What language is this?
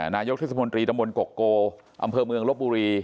Thai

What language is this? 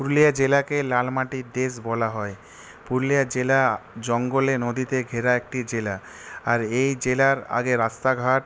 Bangla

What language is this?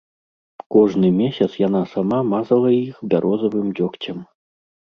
Belarusian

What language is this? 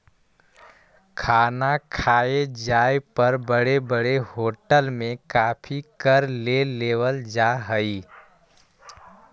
Magahi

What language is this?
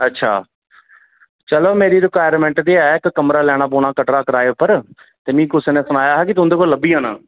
Dogri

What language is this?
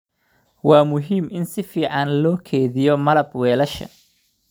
Somali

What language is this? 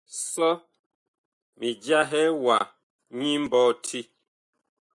Bakoko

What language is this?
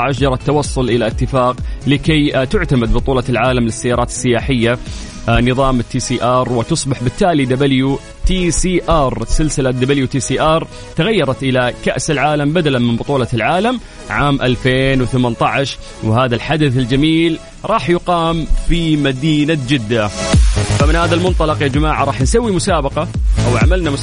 Arabic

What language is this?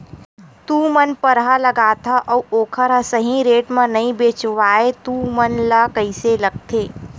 Chhattisgarhi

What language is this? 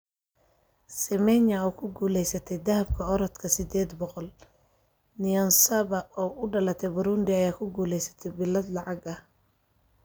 Somali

